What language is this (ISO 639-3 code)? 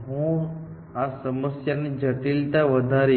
guj